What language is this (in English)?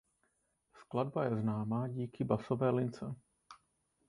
Czech